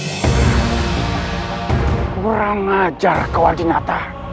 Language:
Indonesian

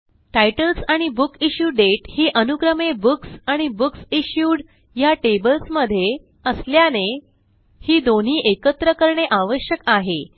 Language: Marathi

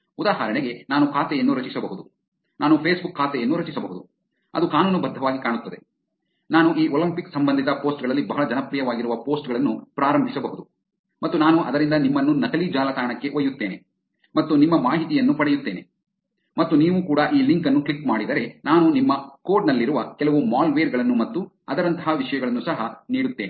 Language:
Kannada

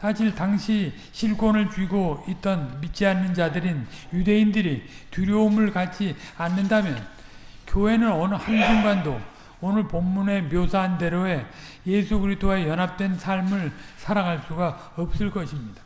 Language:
Korean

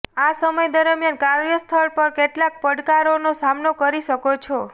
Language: Gujarati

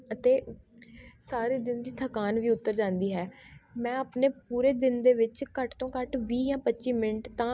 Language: Punjabi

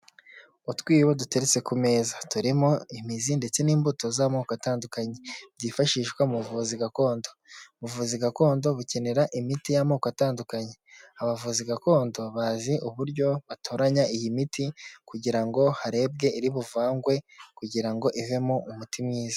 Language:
Kinyarwanda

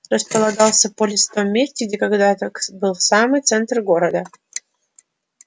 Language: Russian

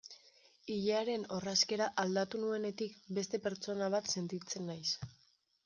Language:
Basque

